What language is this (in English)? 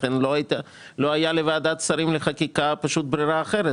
Hebrew